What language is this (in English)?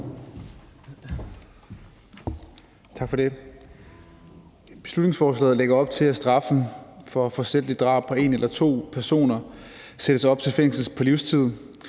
Danish